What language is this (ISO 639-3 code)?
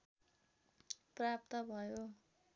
nep